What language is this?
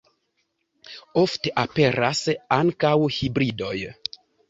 Esperanto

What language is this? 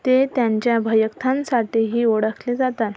Marathi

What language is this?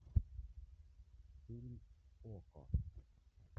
Russian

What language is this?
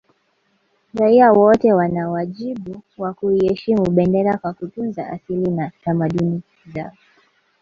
Swahili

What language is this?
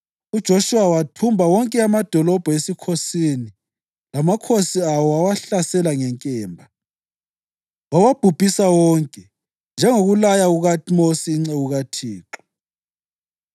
North Ndebele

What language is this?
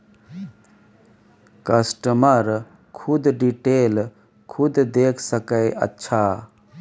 Maithili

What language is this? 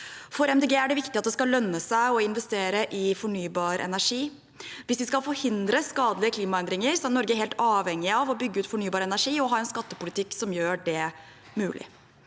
Norwegian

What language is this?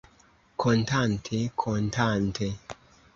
Esperanto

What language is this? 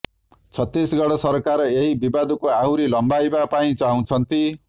Odia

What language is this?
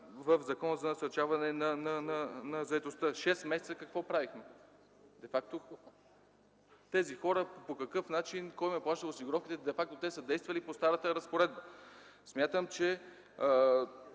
Bulgarian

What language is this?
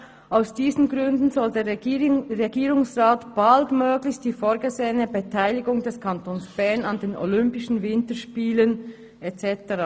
Swiss German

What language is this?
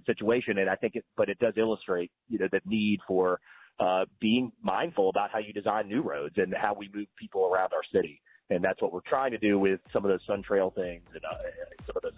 English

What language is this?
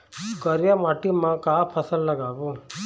Chhattisgarhi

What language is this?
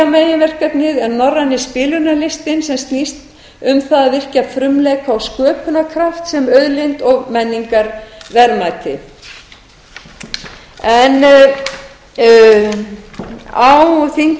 Icelandic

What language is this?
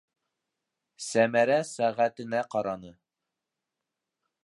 Bashkir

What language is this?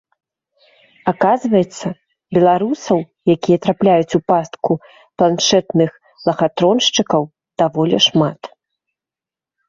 Belarusian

